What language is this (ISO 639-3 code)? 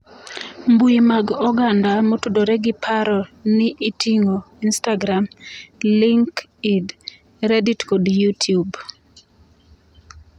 luo